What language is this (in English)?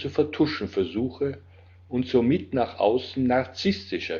German